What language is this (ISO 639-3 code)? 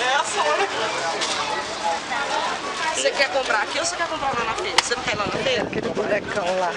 por